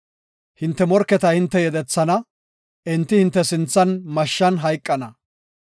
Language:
Gofa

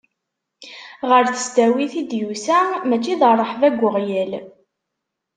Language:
Kabyle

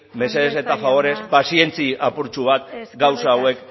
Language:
Basque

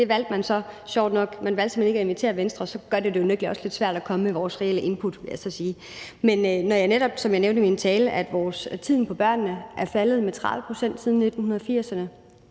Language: Danish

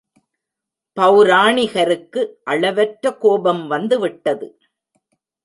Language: Tamil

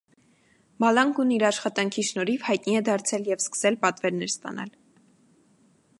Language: Armenian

